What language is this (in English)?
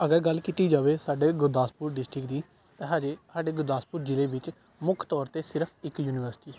Punjabi